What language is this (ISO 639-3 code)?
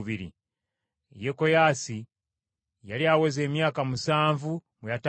lug